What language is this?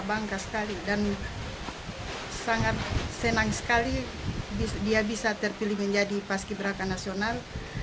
Indonesian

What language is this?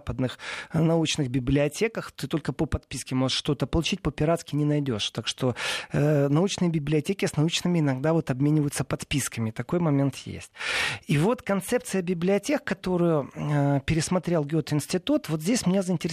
Russian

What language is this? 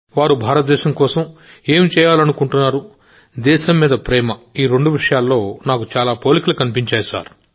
Telugu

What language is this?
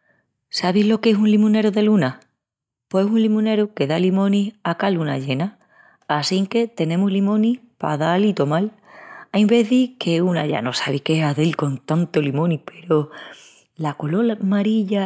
Extremaduran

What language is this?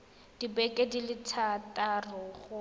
Tswana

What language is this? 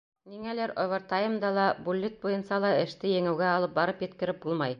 Bashkir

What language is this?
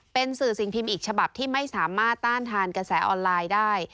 Thai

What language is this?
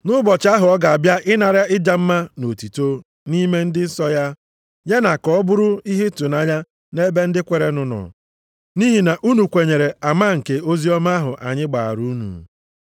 Igbo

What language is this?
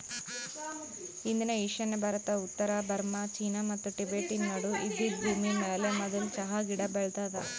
Kannada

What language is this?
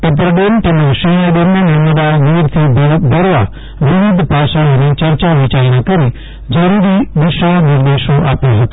Gujarati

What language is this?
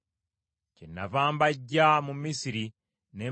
Ganda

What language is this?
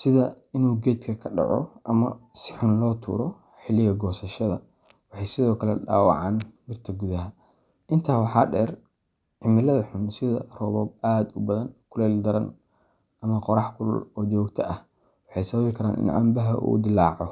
Somali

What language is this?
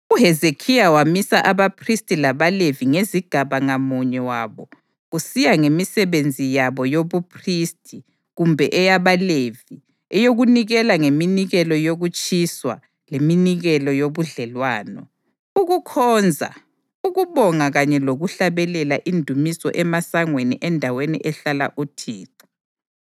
North Ndebele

